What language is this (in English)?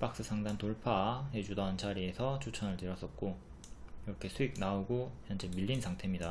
Korean